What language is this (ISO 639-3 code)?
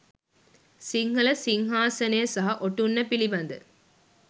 sin